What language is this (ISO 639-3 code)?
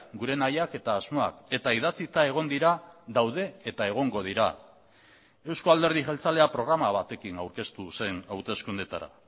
eus